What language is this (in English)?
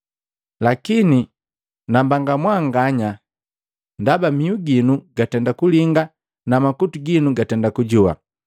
Matengo